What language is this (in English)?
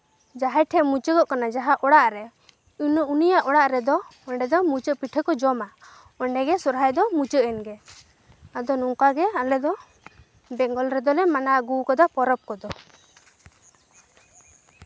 Santali